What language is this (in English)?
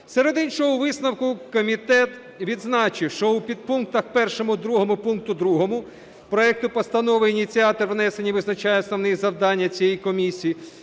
Ukrainian